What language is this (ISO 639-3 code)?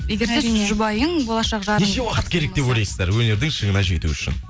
kaz